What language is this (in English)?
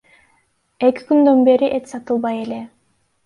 Kyrgyz